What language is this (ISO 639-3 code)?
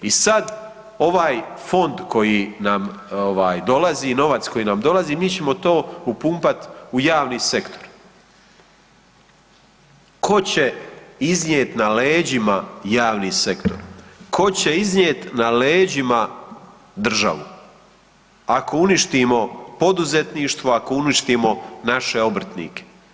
hrv